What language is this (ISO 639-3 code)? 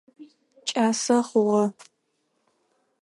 ady